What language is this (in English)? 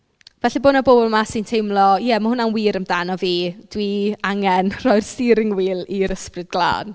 Welsh